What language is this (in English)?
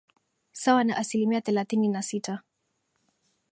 Swahili